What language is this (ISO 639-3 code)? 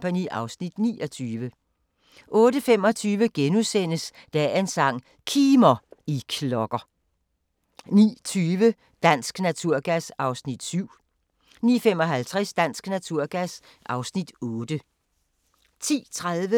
dan